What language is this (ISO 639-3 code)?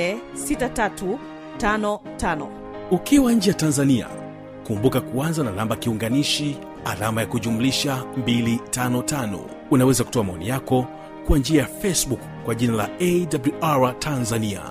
swa